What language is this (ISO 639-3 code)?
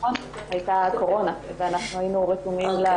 heb